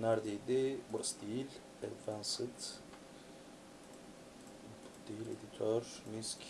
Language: Turkish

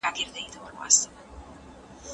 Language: Pashto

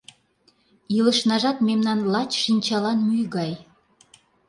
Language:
Mari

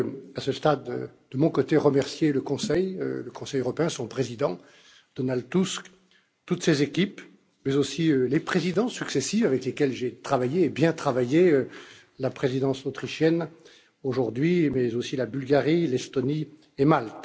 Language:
French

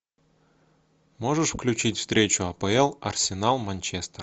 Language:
Russian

